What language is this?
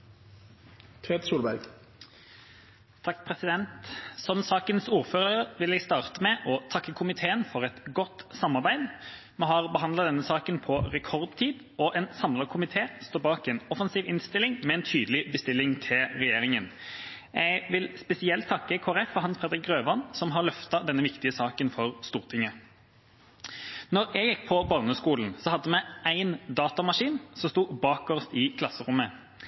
Norwegian Bokmål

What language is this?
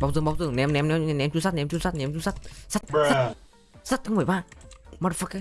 Vietnamese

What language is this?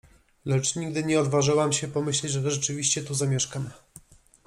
Polish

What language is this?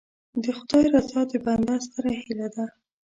Pashto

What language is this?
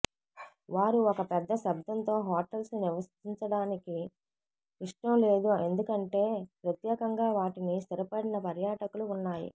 Telugu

